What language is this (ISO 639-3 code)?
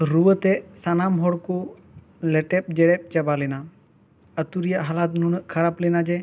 sat